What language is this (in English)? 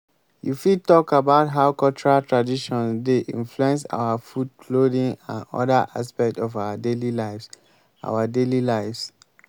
Nigerian Pidgin